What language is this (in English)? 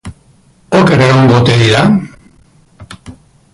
Basque